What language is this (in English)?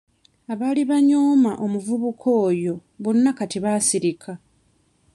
Ganda